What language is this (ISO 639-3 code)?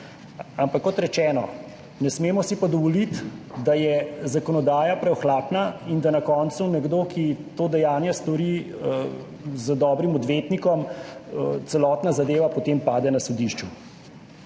slv